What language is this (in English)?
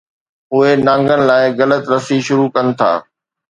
Sindhi